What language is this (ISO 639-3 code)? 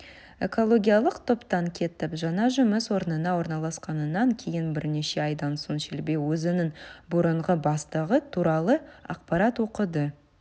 kaz